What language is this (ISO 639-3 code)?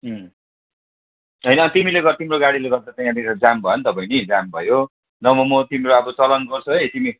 nep